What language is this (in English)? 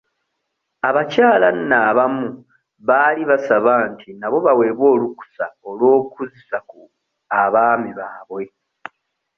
Ganda